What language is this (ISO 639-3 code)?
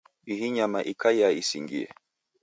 dav